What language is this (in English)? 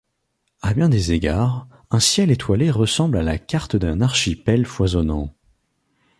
French